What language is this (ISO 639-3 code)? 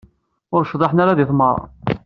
kab